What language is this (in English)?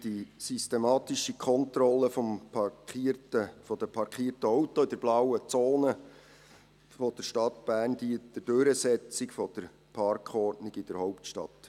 Swiss German